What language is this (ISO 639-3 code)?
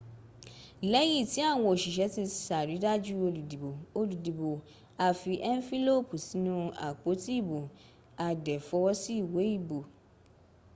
yor